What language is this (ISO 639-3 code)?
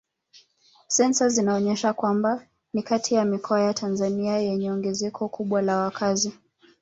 swa